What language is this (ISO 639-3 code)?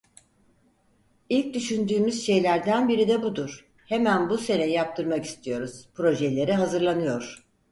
tur